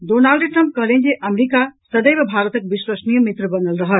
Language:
Maithili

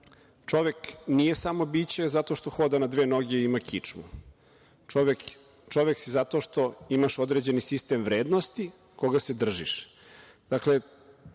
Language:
Serbian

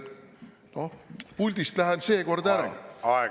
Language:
Estonian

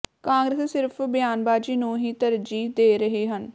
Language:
Punjabi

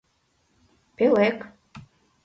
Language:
Mari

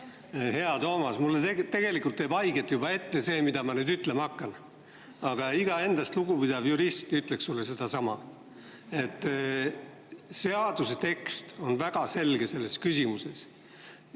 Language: Estonian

